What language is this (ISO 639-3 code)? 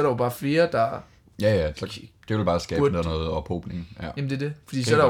dan